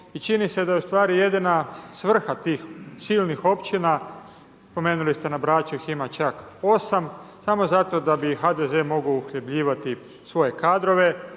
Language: Croatian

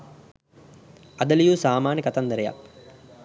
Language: Sinhala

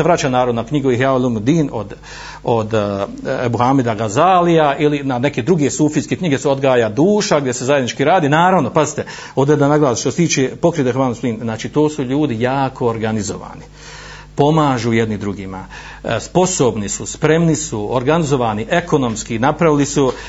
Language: Croatian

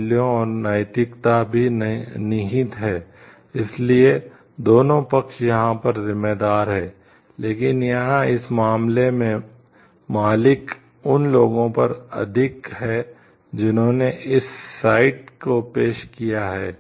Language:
Hindi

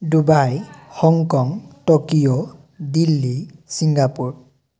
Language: Assamese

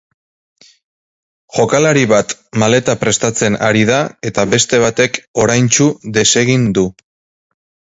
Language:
Basque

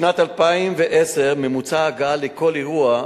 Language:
Hebrew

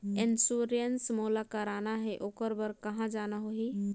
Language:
Chhattisgarhi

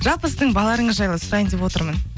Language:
Kazakh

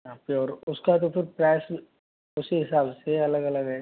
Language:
Hindi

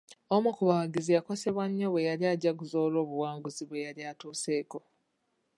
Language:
Ganda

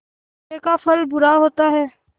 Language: Hindi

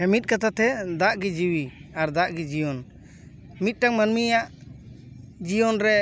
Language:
Santali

